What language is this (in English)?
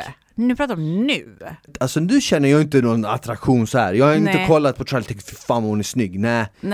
Swedish